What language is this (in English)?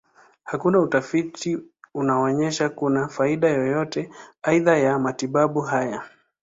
Swahili